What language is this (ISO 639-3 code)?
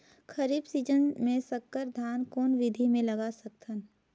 hne